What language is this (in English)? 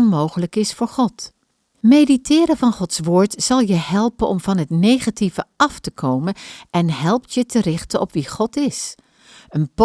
Dutch